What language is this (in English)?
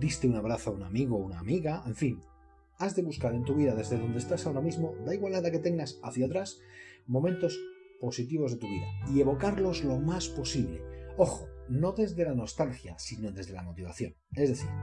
Spanish